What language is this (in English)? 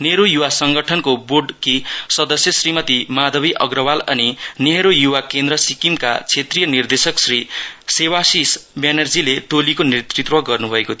Nepali